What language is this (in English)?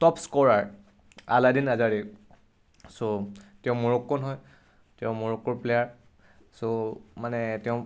Assamese